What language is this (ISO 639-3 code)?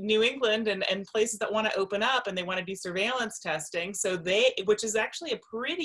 eng